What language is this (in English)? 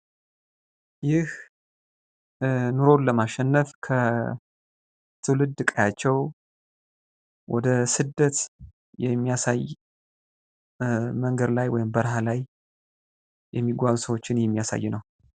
Amharic